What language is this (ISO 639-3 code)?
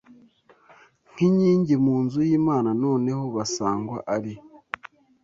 kin